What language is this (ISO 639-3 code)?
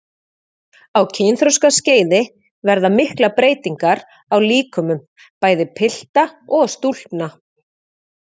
isl